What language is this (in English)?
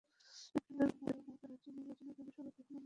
Bangla